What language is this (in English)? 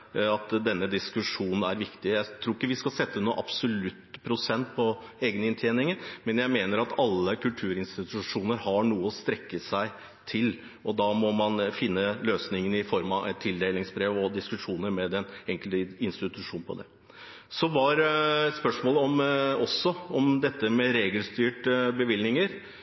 Norwegian Bokmål